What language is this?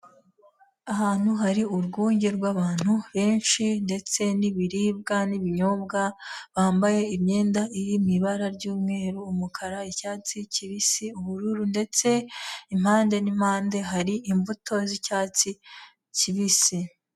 Kinyarwanda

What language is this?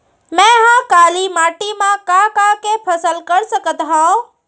Chhattisgarhi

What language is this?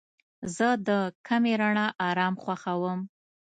Pashto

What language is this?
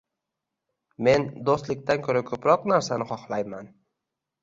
Uzbek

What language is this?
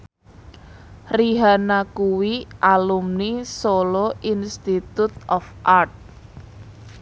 Javanese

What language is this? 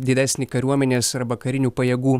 Lithuanian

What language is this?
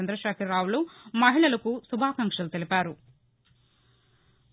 Telugu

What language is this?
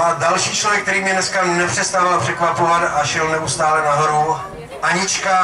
Czech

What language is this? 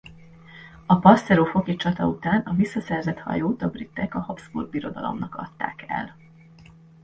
Hungarian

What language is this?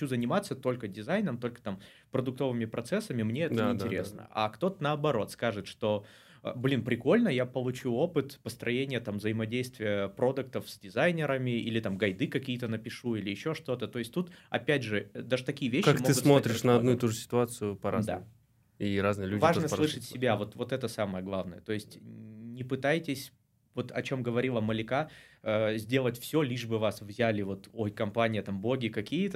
Russian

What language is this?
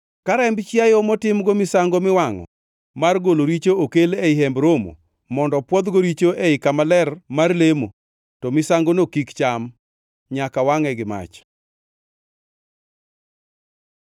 Luo (Kenya and Tanzania)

